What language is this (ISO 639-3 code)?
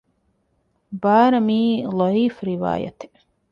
div